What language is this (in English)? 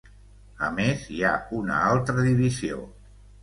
Catalan